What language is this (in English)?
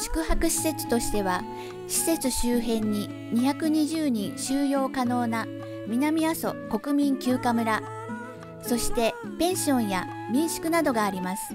Japanese